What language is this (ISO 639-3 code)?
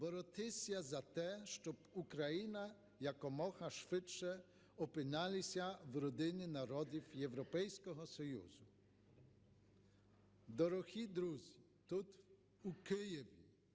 ukr